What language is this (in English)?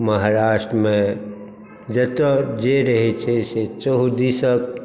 Maithili